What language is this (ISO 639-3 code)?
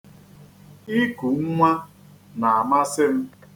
ibo